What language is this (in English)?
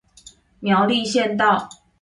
Chinese